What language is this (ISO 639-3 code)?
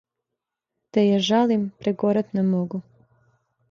srp